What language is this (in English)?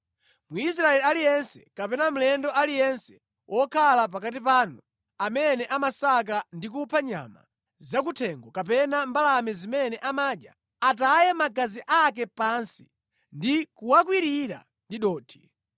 Nyanja